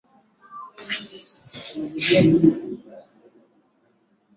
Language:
Swahili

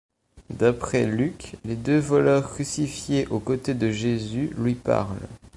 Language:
French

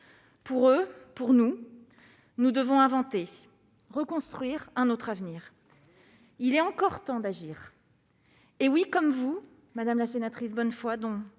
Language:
French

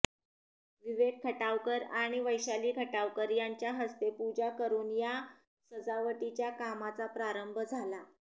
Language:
Marathi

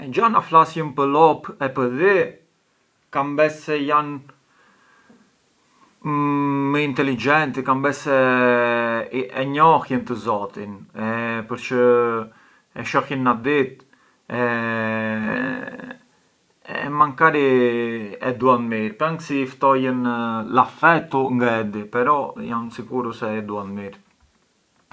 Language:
Arbëreshë Albanian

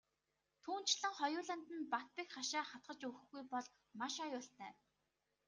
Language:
Mongolian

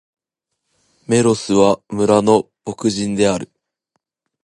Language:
Japanese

